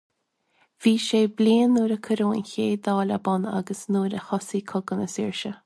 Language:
Irish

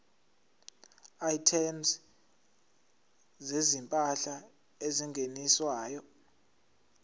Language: Zulu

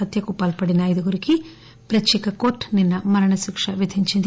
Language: Telugu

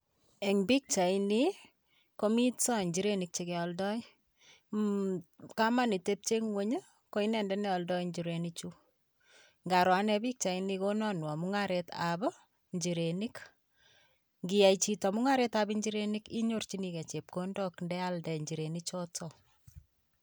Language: Kalenjin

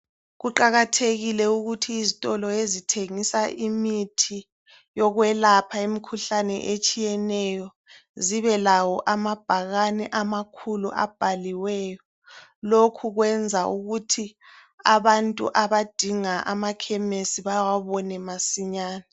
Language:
North Ndebele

